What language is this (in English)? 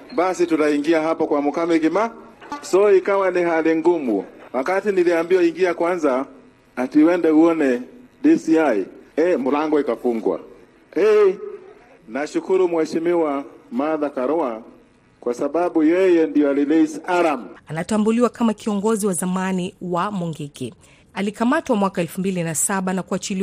Swahili